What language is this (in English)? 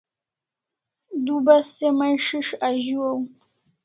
Kalasha